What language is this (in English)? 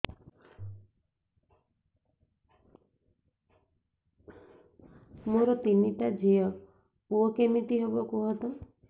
Odia